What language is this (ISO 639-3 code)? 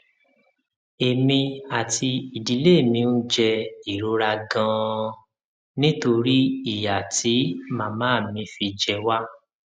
yor